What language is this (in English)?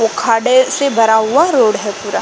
Hindi